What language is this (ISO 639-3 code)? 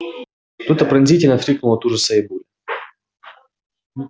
rus